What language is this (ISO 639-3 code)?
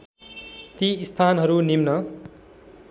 nep